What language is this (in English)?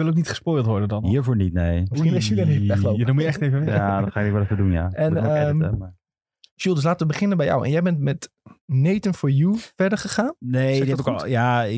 Dutch